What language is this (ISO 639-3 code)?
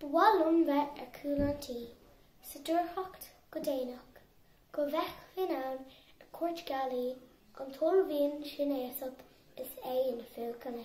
eng